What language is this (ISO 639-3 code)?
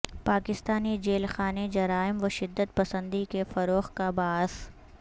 urd